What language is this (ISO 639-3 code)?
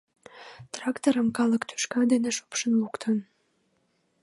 chm